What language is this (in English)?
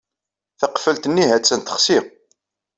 Kabyle